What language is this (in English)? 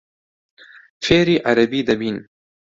Central Kurdish